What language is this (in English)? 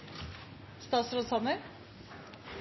Norwegian Bokmål